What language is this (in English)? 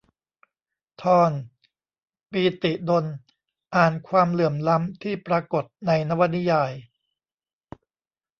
Thai